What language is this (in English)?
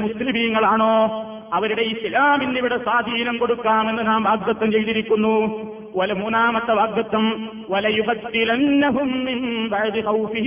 Malayalam